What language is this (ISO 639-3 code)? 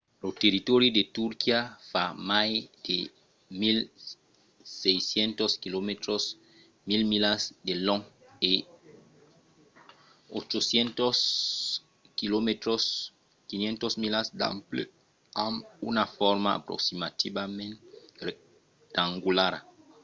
oci